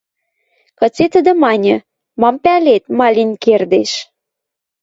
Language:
Western Mari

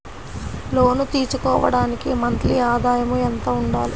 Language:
Telugu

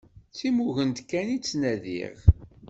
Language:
Kabyle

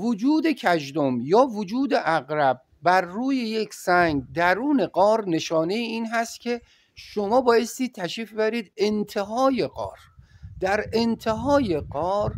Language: Persian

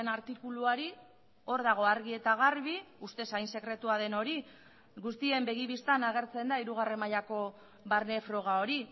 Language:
Basque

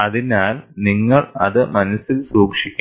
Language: Malayalam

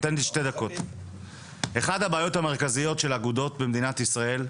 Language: Hebrew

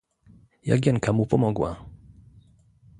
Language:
Polish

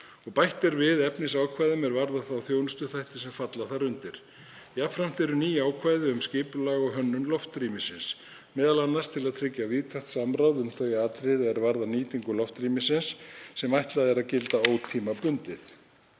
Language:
Icelandic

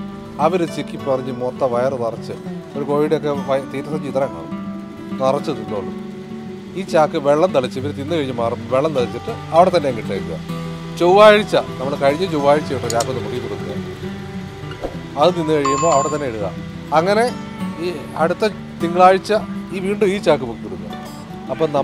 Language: Turkish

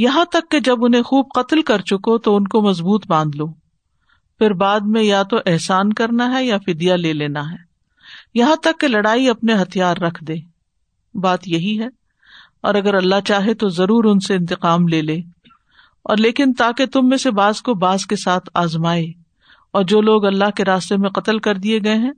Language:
Urdu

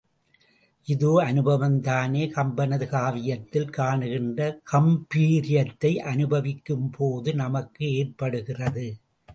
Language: Tamil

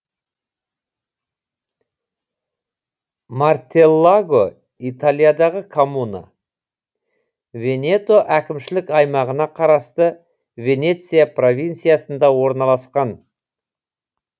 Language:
Kazakh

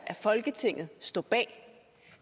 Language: Danish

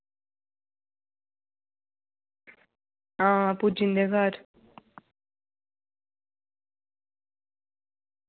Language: Dogri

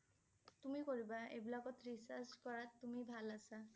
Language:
Assamese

